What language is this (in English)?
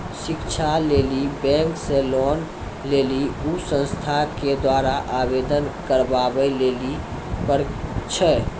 Maithili